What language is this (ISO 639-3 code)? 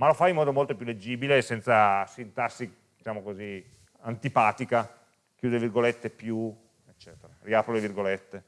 ita